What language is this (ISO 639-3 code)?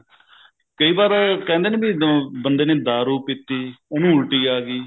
pan